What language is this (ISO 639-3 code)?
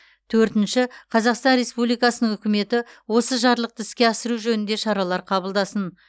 kaz